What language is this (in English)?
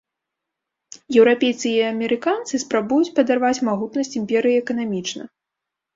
Belarusian